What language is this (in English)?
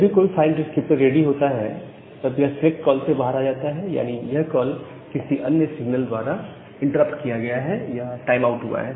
Hindi